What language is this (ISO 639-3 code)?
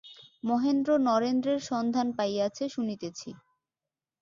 ben